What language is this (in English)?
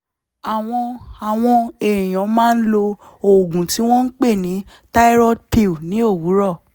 Yoruba